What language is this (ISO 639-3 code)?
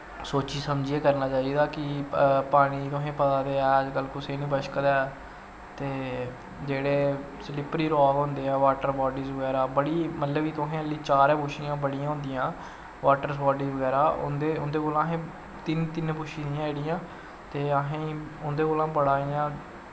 doi